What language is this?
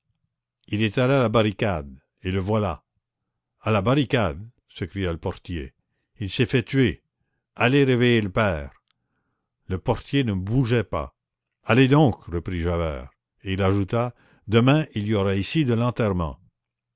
French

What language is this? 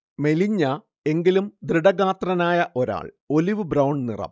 Malayalam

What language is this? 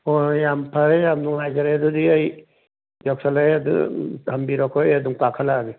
Manipuri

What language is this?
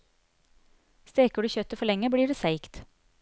Norwegian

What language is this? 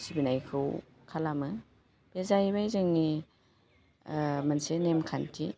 Bodo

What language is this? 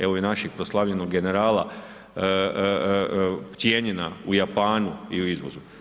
Croatian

